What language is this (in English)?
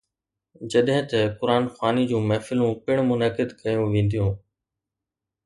Sindhi